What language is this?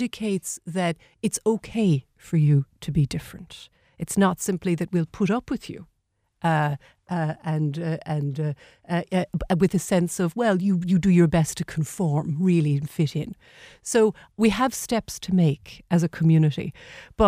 English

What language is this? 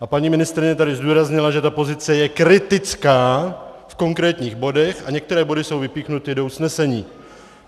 Czech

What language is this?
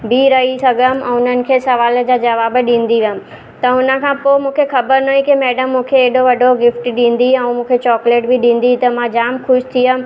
Sindhi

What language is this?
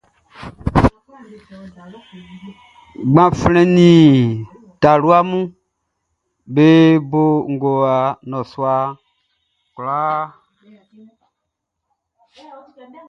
Baoulé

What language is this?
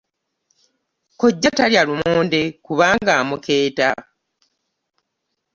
Ganda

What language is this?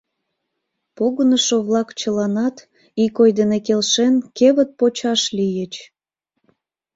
Mari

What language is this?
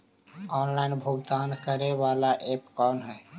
Magahi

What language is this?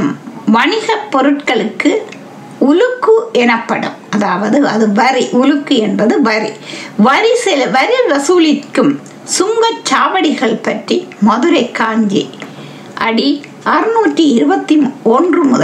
Tamil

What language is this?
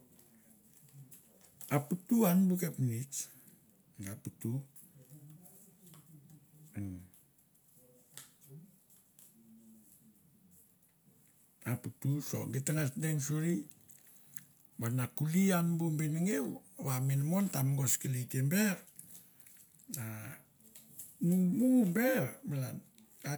Mandara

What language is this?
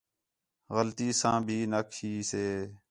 Khetrani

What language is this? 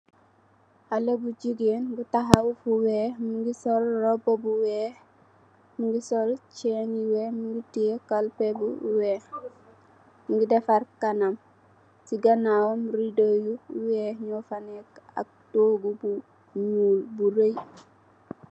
Wolof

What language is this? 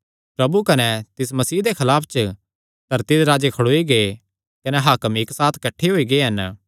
Kangri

